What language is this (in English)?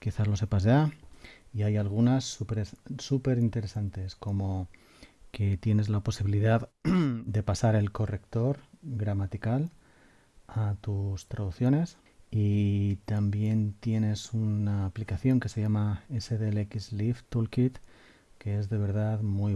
Spanish